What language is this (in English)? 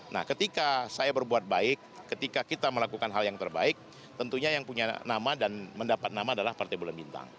Indonesian